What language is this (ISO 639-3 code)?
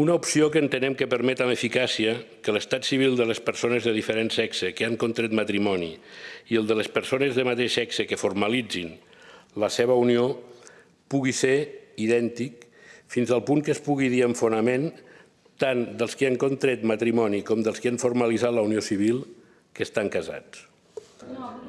cat